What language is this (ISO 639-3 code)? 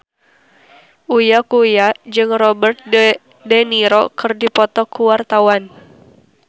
sun